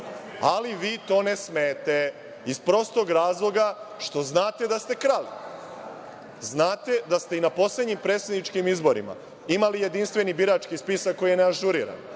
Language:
Serbian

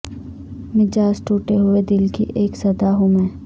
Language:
Urdu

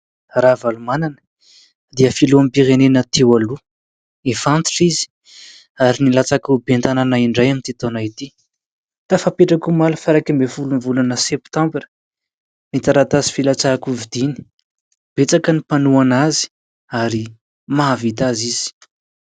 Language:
Malagasy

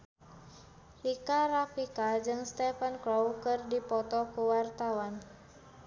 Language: Sundanese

